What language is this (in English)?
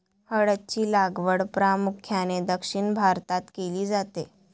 Marathi